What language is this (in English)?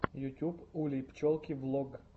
Russian